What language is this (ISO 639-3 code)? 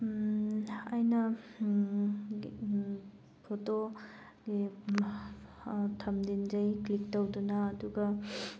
mni